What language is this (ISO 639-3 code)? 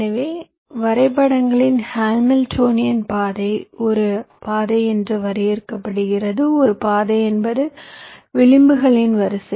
tam